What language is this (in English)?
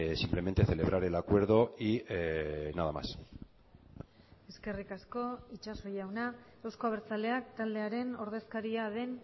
Basque